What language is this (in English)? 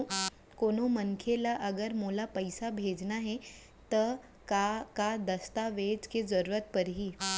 Chhattisgarhi